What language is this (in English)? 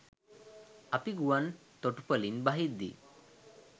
Sinhala